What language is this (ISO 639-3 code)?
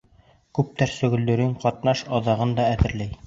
bak